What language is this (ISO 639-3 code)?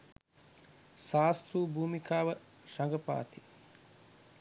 sin